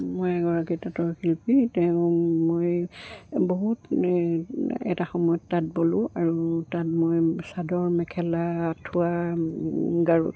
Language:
Assamese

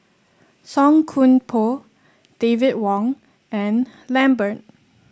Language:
English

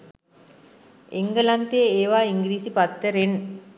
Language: Sinhala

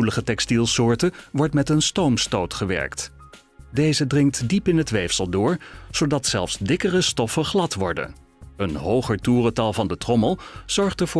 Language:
Dutch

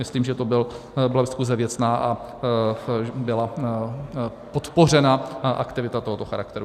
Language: Czech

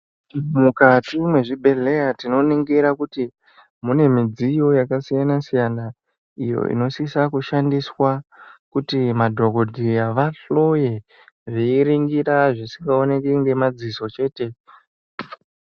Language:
Ndau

